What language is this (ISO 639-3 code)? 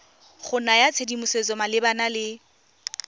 tsn